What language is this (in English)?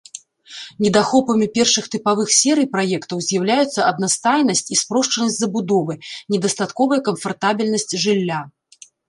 Belarusian